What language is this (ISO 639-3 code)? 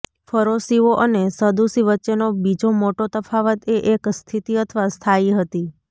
guj